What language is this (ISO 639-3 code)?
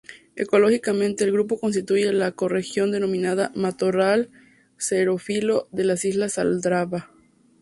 spa